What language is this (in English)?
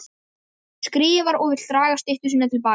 Icelandic